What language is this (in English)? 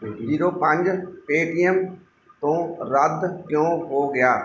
Punjabi